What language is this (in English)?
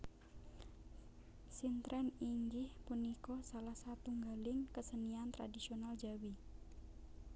Javanese